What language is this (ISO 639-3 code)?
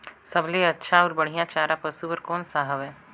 hne